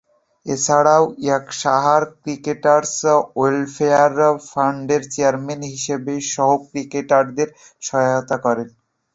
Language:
Bangla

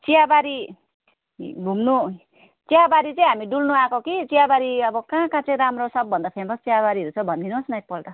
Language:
Nepali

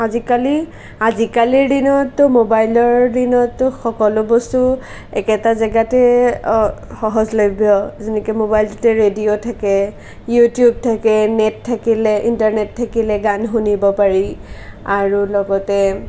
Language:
Assamese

